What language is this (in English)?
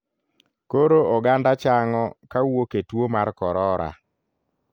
Luo (Kenya and Tanzania)